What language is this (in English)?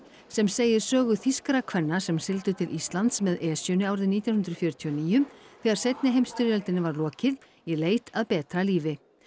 Icelandic